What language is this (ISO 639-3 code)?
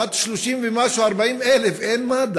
heb